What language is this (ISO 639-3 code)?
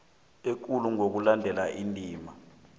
nbl